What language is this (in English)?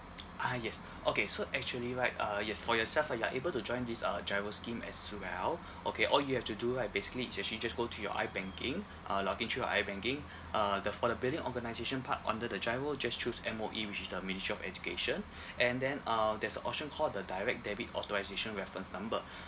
English